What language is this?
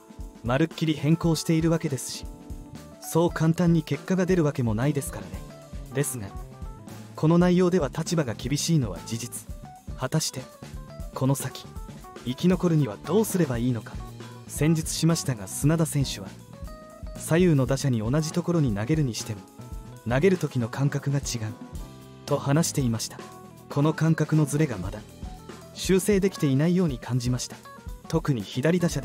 Japanese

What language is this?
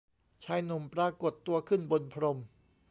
Thai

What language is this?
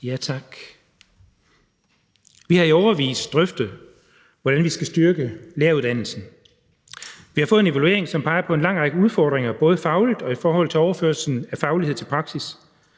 Danish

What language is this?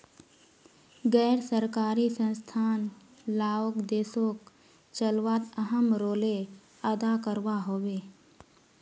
Magahi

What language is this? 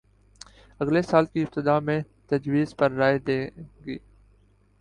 Urdu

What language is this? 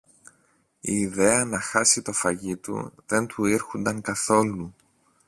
Greek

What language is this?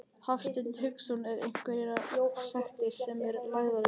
Icelandic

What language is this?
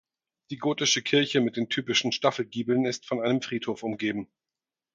German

